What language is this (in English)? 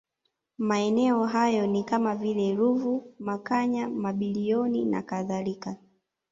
Swahili